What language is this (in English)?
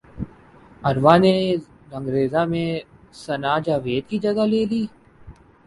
Urdu